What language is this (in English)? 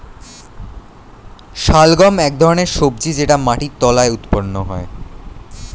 Bangla